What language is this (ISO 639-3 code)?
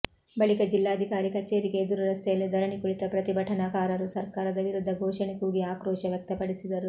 kan